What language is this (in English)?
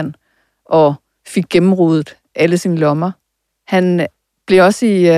Danish